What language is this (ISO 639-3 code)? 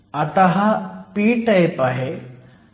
mar